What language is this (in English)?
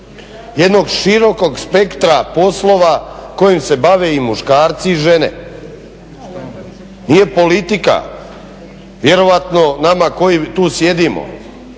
Croatian